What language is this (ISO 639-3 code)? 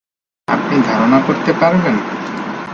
ben